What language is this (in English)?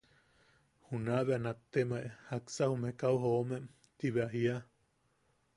Yaqui